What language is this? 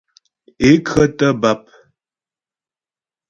Ghomala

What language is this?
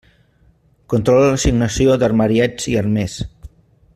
Catalan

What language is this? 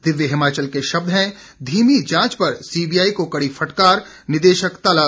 Hindi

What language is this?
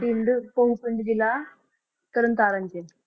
Punjabi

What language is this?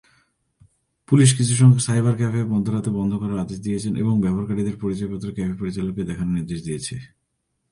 Bangla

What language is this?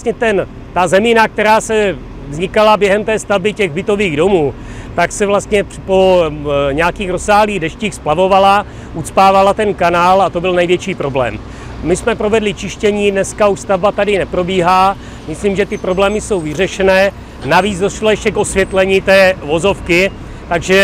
Czech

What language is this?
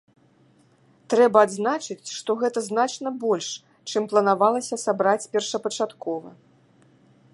Belarusian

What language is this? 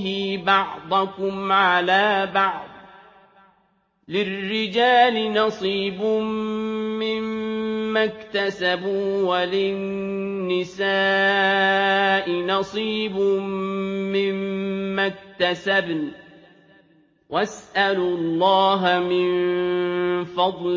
Arabic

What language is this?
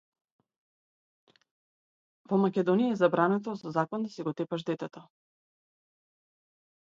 Macedonian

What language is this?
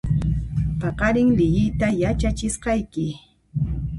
Puno Quechua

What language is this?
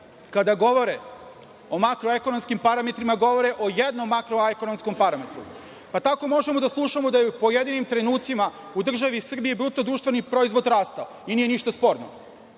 Serbian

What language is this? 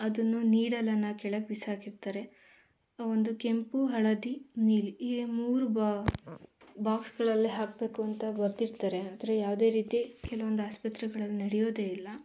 Kannada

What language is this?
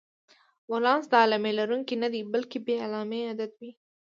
Pashto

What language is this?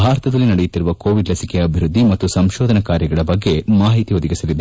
Kannada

